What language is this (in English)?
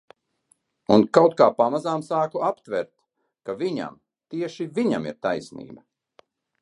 Latvian